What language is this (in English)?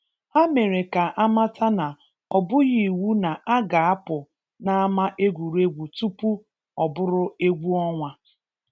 Igbo